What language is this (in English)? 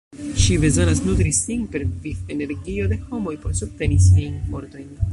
Esperanto